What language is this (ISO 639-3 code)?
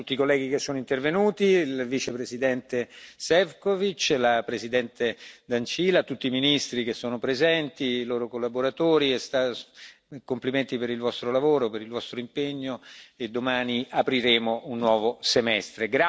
ita